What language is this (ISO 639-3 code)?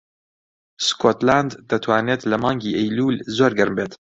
ckb